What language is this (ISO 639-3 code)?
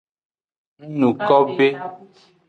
ajg